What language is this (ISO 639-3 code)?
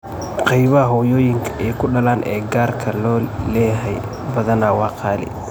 som